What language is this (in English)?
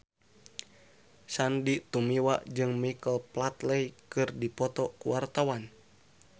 Sundanese